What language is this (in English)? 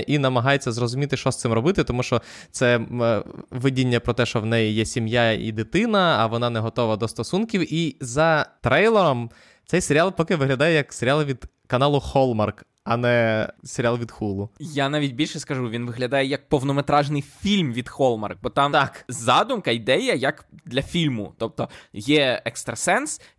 Ukrainian